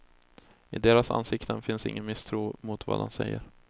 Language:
Swedish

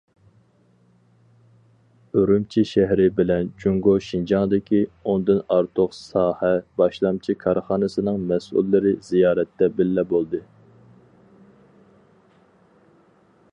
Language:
Uyghur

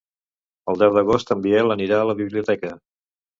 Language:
Catalan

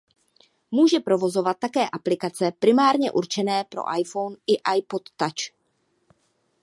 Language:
Czech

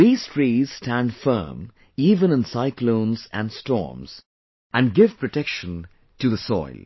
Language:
English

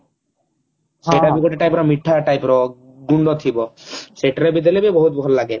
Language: Odia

